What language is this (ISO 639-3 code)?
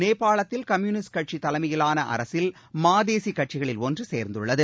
tam